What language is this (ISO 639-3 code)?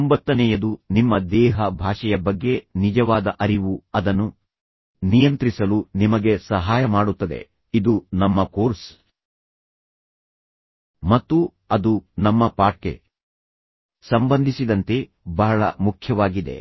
kan